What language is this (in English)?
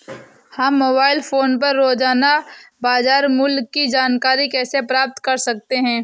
Hindi